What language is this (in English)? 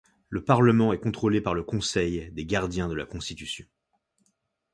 French